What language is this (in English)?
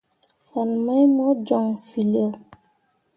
Mundang